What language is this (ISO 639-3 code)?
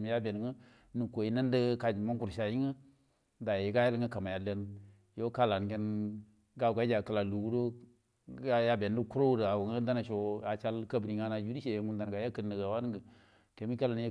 bdm